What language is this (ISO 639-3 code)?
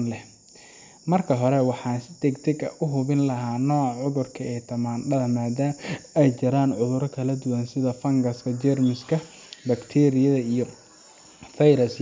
som